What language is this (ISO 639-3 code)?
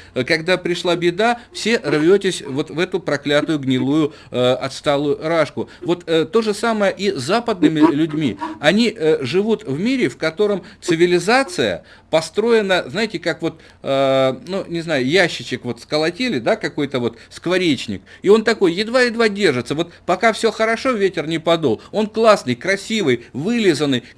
rus